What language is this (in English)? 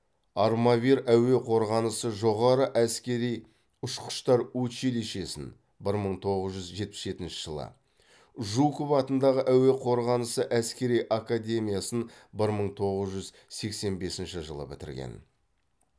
Kazakh